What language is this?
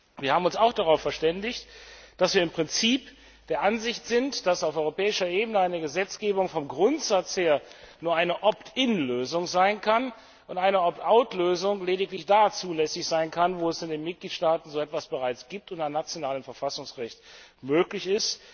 German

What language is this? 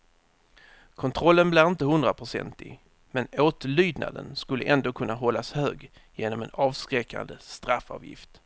Swedish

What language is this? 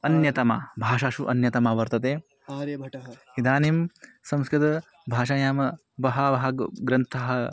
Sanskrit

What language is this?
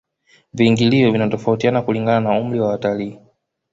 Swahili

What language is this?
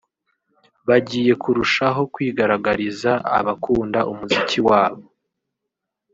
Kinyarwanda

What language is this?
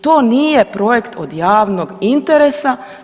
Croatian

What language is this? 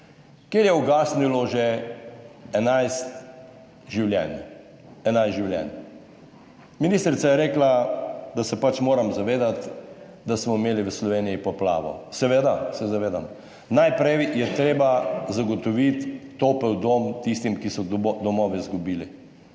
Slovenian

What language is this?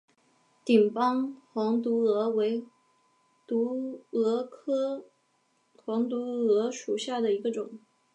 Chinese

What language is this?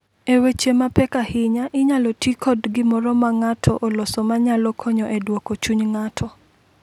Luo (Kenya and Tanzania)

